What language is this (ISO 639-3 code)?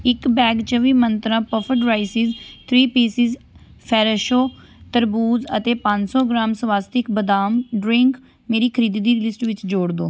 pan